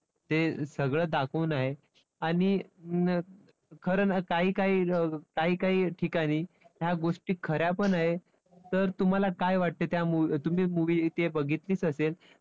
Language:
Marathi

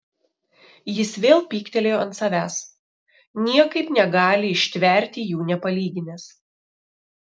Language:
Lithuanian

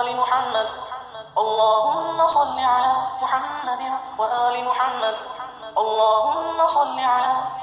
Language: Arabic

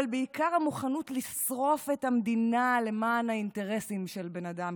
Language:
Hebrew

